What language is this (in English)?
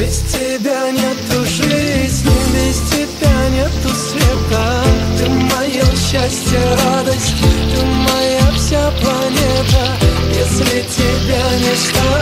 Thai